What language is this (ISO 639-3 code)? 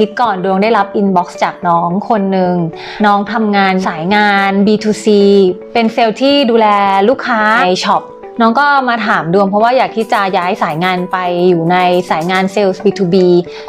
tha